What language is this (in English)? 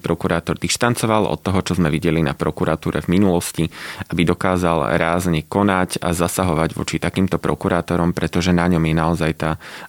Slovak